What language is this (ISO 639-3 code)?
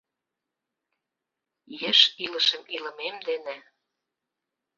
chm